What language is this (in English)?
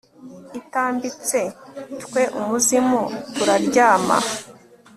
Kinyarwanda